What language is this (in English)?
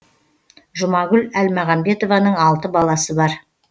Kazakh